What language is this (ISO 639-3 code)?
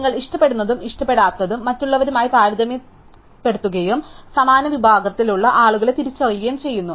mal